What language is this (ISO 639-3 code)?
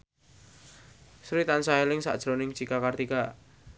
jav